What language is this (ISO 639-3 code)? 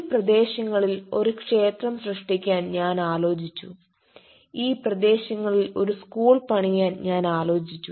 mal